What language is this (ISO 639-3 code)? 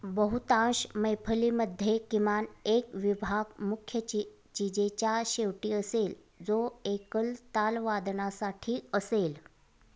mar